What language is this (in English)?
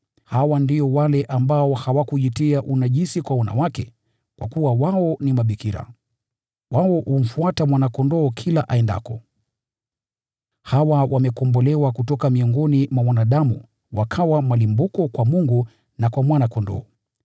Swahili